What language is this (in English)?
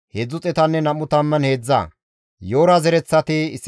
Gamo